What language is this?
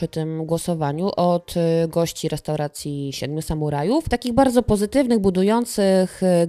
Polish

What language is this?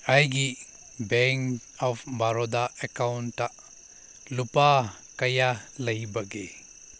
Manipuri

